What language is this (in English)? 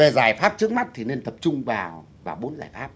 Vietnamese